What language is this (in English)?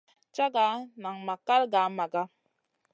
Masana